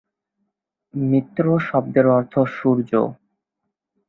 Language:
Bangla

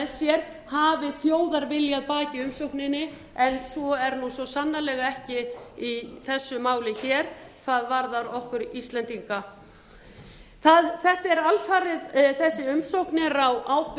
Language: Icelandic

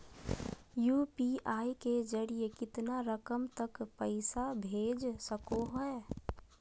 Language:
Magahi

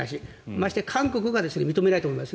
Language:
Japanese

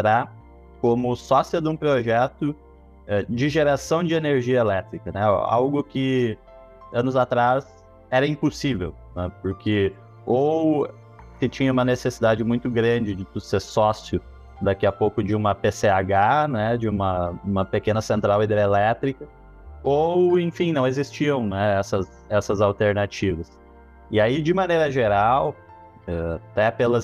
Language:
Portuguese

